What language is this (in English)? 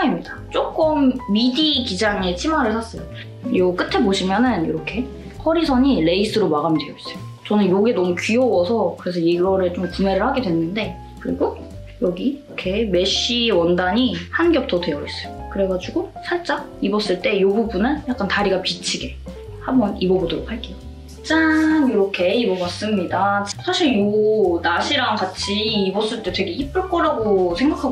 Korean